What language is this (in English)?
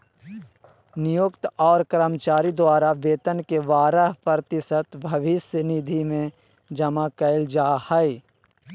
Magahi